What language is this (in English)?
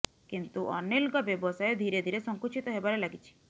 Odia